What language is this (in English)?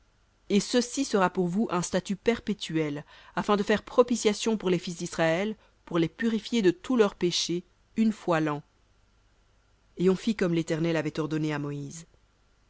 French